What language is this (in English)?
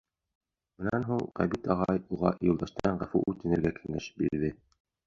Bashkir